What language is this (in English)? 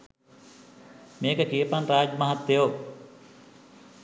Sinhala